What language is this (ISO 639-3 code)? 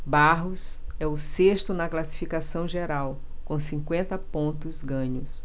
por